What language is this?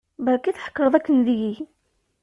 Kabyle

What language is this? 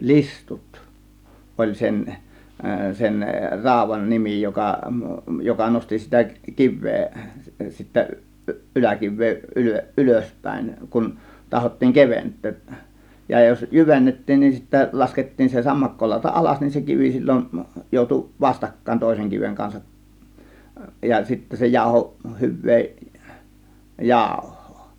Finnish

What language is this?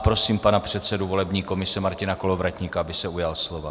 Czech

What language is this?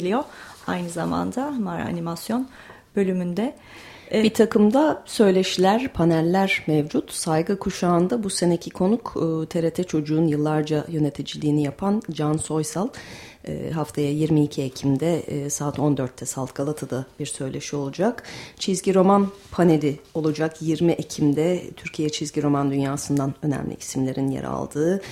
Turkish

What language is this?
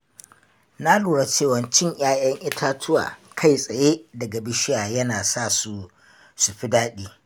Hausa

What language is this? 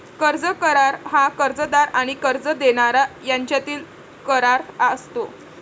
Marathi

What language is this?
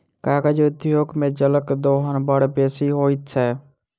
Maithili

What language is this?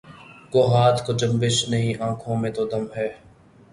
Urdu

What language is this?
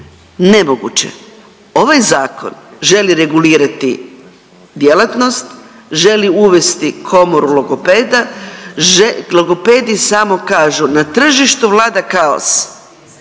Croatian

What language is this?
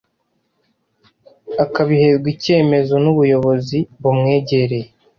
Kinyarwanda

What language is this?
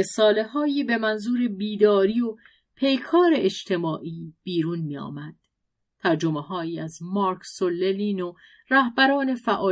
Persian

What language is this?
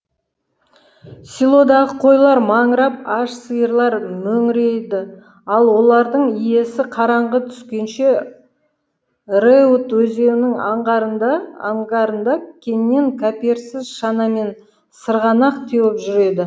Kazakh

